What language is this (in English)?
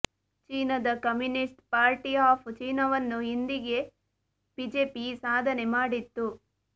Kannada